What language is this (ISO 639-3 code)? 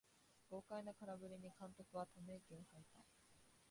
jpn